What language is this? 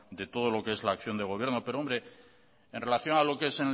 Spanish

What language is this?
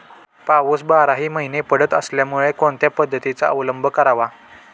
Marathi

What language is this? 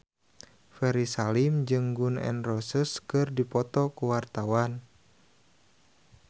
Sundanese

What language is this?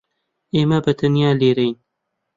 Central Kurdish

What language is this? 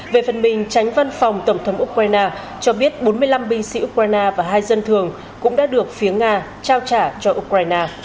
Vietnamese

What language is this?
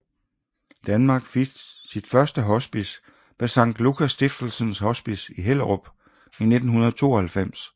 Danish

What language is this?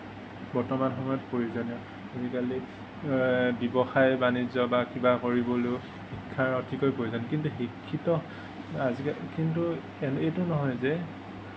Assamese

